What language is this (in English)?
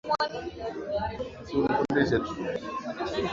Swahili